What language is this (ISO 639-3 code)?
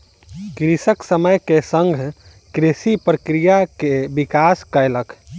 mai